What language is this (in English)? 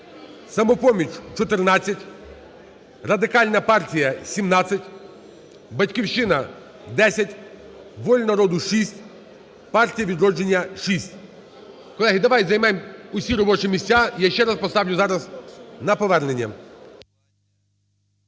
Ukrainian